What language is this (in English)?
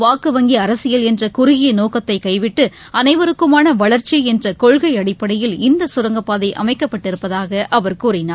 Tamil